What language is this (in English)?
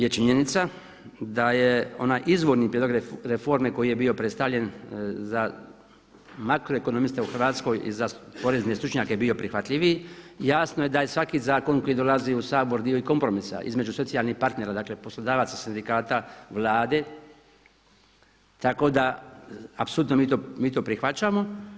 Croatian